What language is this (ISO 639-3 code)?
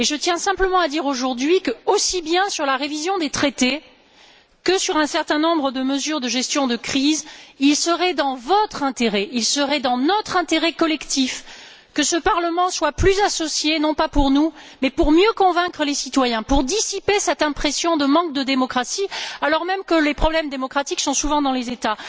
fra